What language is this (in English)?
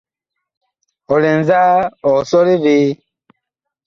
Bakoko